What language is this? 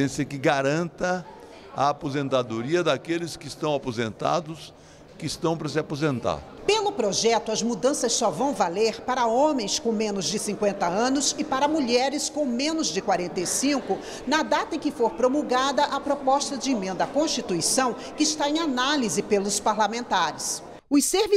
Portuguese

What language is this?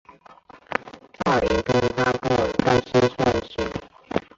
Chinese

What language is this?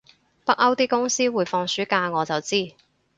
Cantonese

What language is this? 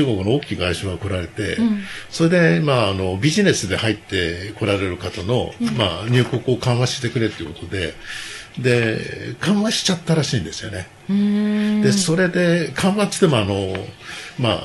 Japanese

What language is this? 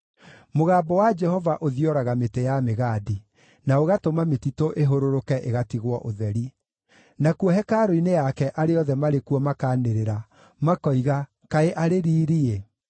Kikuyu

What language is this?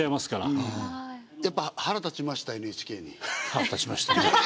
Japanese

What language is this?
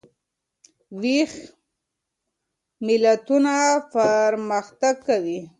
Pashto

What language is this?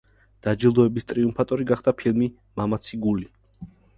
Georgian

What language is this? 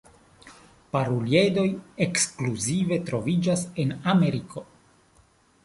Esperanto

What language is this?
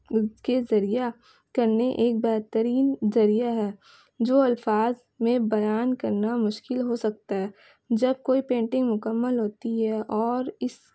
Urdu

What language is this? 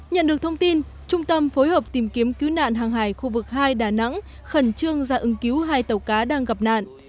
Vietnamese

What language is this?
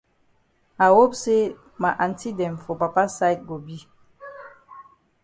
Cameroon Pidgin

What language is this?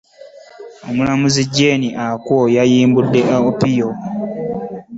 Ganda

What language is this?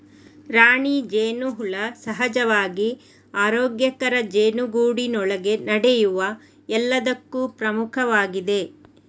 Kannada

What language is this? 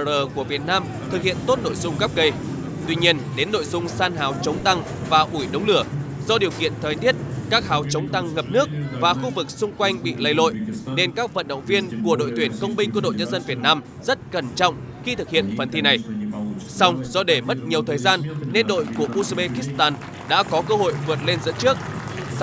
Vietnamese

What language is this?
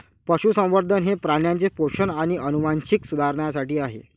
Marathi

